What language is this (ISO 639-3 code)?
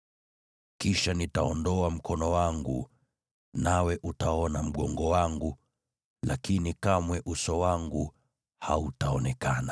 swa